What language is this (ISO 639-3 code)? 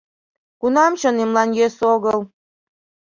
chm